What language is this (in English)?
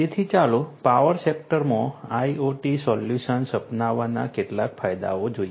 Gujarati